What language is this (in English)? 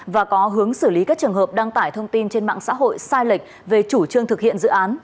Vietnamese